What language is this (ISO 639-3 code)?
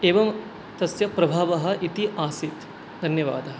san